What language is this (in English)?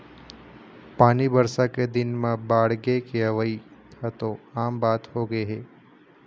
Chhattisgarhi